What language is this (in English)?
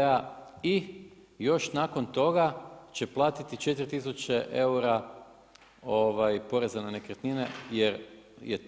Croatian